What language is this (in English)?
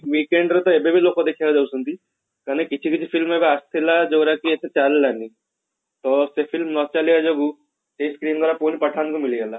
Odia